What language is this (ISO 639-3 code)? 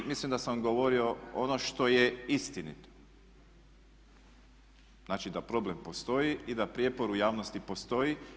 hrv